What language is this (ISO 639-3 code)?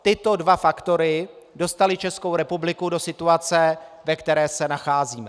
ces